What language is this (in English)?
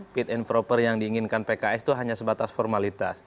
Indonesian